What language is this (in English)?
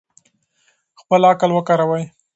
Pashto